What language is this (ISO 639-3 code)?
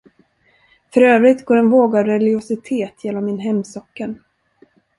swe